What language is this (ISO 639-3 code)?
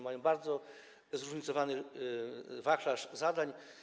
pol